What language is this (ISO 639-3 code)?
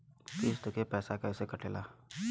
bho